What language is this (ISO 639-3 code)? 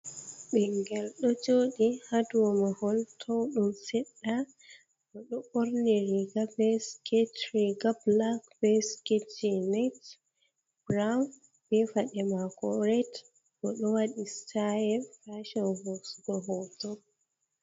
ful